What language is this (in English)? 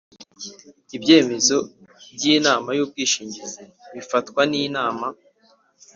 Kinyarwanda